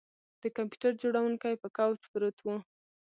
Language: Pashto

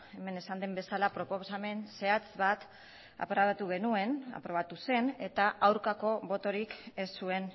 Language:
Basque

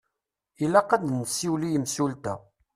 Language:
Kabyle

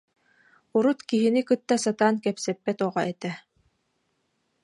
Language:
Yakut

